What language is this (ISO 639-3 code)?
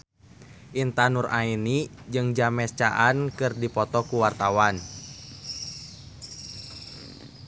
sun